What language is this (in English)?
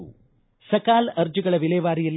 Kannada